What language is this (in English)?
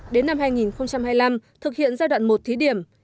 Vietnamese